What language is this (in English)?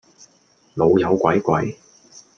Cantonese